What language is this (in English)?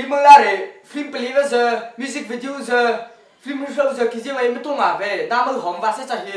Korean